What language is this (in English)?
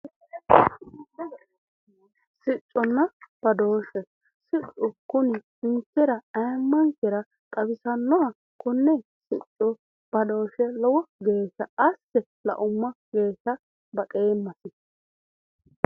Sidamo